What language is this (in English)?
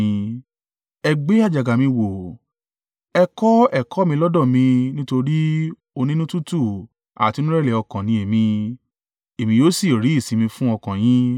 Yoruba